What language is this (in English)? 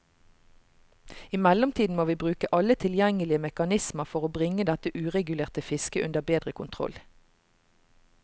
Norwegian